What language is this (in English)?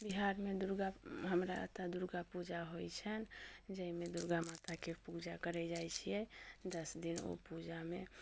Maithili